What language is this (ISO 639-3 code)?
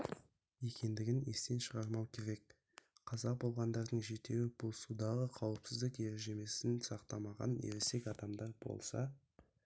kaz